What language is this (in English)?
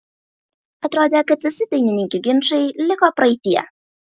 Lithuanian